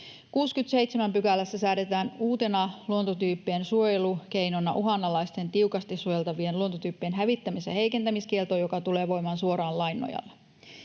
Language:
Finnish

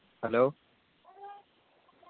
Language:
Malayalam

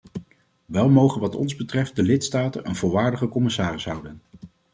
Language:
Dutch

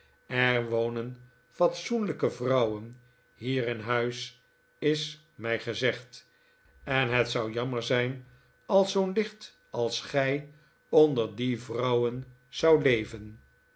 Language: Dutch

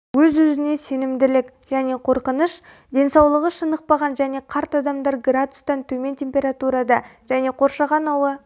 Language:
Kazakh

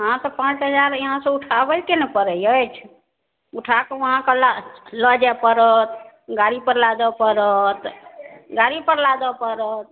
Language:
Maithili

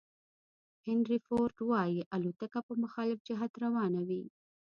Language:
Pashto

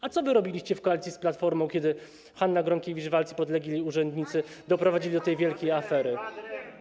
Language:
Polish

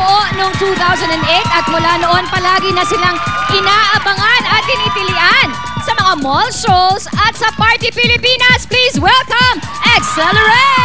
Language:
Filipino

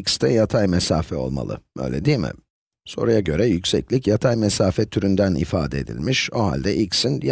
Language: Turkish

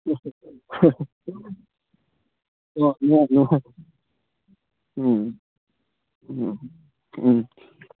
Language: Manipuri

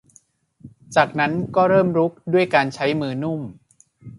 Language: Thai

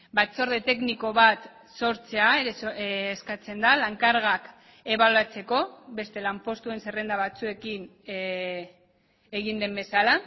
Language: Basque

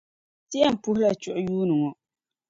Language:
Dagbani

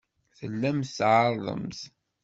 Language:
Kabyle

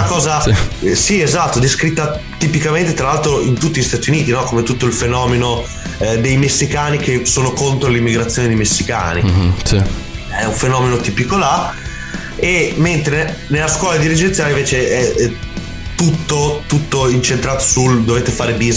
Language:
Italian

